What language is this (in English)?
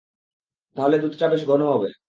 Bangla